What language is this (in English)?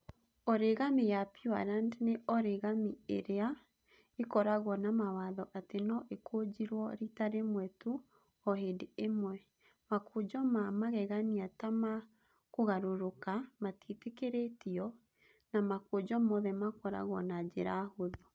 Kikuyu